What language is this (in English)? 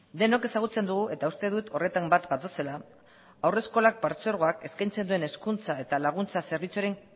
Basque